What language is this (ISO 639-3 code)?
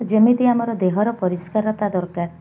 ori